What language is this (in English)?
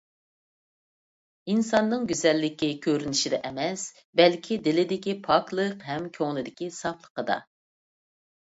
Uyghur